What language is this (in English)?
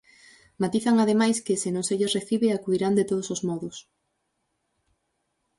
Galician